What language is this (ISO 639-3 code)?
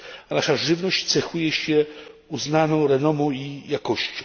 pol